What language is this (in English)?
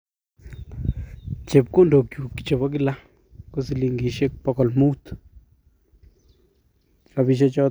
Kalenjin